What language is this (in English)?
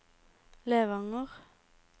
Norwegian